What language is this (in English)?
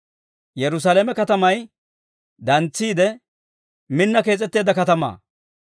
Dawro